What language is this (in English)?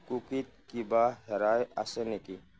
Assamese